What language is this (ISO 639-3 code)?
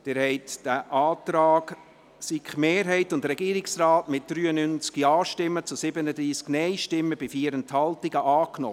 gsw